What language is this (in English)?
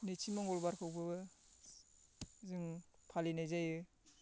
Bodo